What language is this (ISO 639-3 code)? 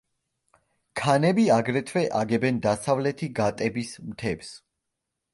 kat